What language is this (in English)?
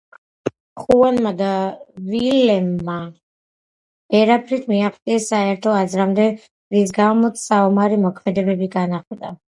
Georgian